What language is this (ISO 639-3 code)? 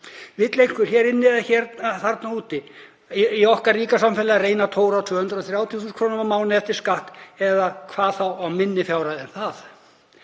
isl